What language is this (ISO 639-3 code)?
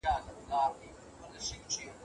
pus